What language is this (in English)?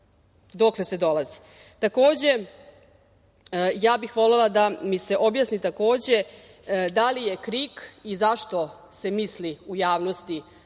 Serbian